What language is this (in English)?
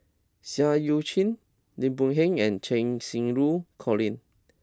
English